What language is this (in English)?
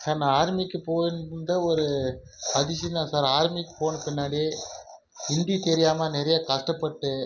Tamil